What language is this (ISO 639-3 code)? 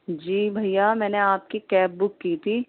urd